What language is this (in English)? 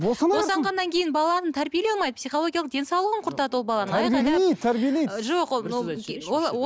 Kazakh